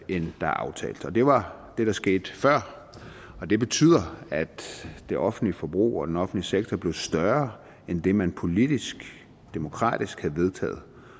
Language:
Danish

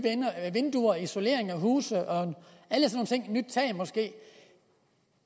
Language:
Danish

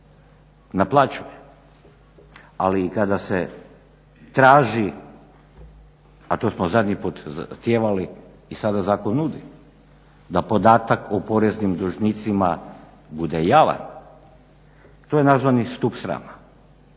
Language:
Croatian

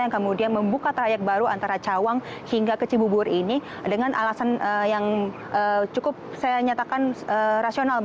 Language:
Indonesian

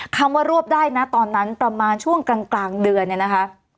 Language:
Thai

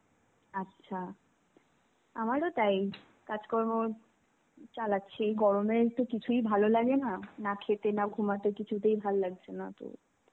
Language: Bangla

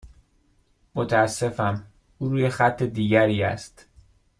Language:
Persian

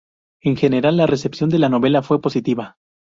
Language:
Spanish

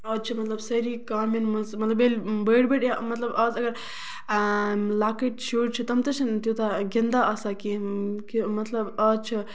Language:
Kashmiri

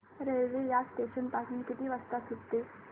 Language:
Marathi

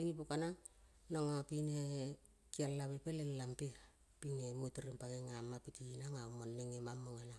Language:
Kol (Papua New Guinea)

